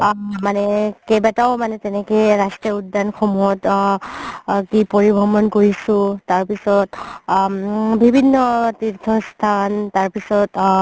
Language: Assamese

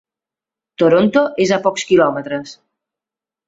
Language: Catalan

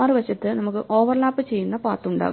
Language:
Malayalam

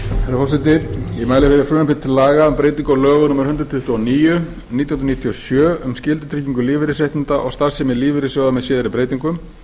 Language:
Icelandic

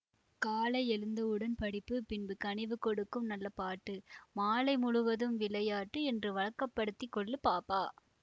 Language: Tamil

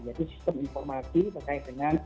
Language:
Indonesian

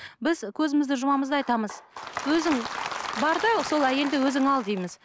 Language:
Kazakh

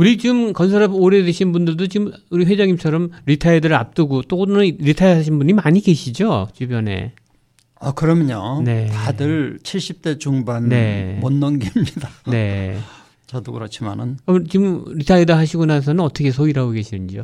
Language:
Korean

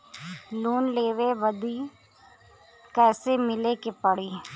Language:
Bhojpuri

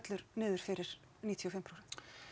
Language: Icelandic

